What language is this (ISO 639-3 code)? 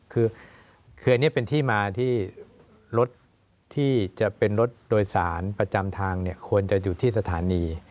tha